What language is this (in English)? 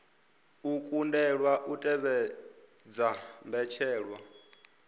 Venda